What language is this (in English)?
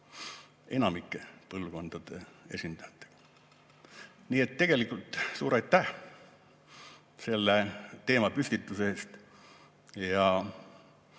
Estonian